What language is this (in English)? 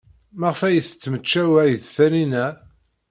Kabyle